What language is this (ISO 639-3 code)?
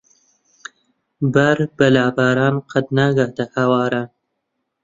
ckb